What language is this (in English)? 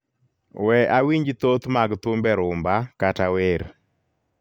Luo (Kenya and Tanzania)